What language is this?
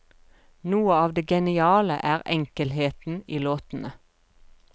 Norwegian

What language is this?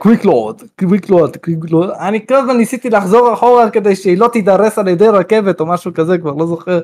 Hebrew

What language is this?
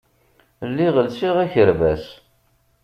Kabyle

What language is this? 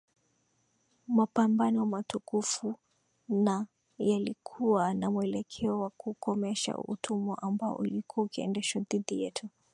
Swahili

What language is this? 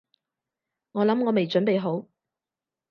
Cantonese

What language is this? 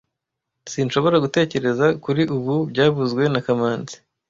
Kinyarwanda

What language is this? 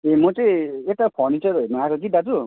Nepali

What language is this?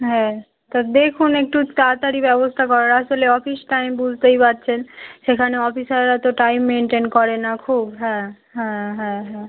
Bangla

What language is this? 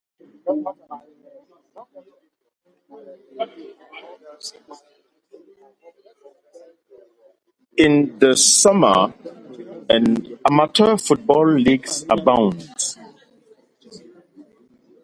English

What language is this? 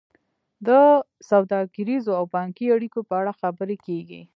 Pashto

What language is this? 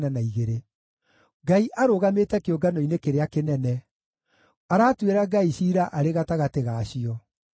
Kikuyu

